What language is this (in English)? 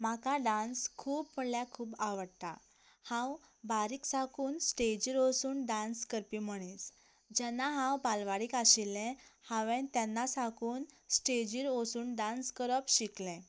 Konkani